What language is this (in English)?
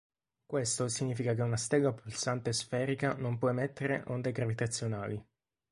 Italian